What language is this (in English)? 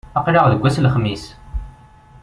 Kabyle